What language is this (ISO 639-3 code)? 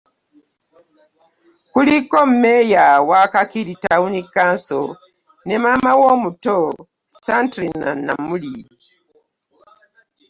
lug